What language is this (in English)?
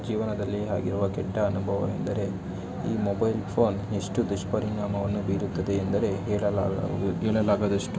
Kannada